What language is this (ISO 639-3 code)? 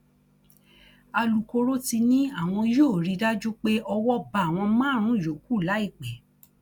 yor